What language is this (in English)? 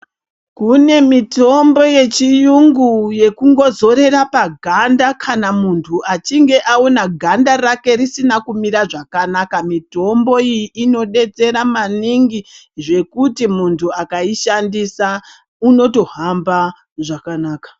Ndau